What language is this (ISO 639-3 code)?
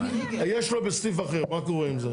heb